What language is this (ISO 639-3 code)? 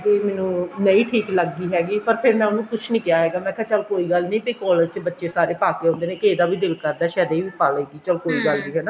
pan